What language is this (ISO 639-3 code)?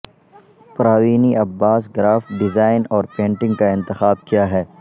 urd